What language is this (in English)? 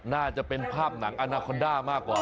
Thai